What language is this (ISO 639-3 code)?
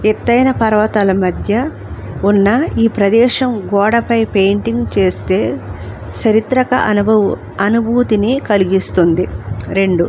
tel